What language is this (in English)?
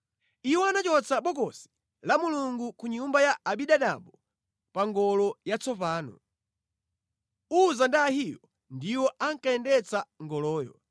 Nyanja